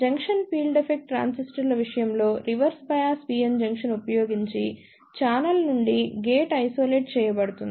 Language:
Telugu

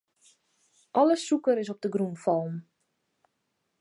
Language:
Western Frisian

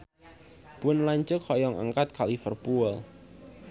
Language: Sundanese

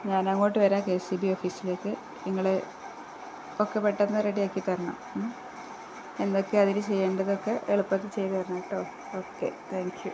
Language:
Malayalam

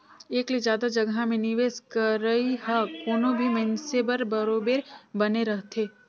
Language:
Chhattisgarhi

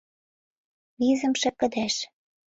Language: Mari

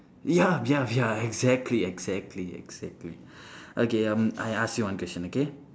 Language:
English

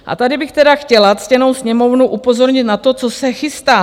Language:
Czech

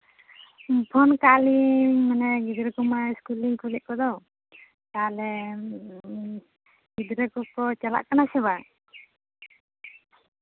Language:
Santali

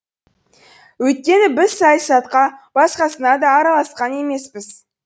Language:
Kazakh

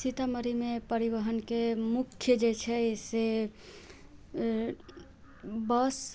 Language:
Maithili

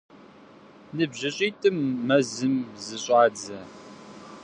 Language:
Kabardian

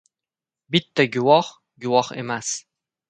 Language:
Uzbek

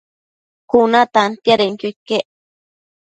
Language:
Matsés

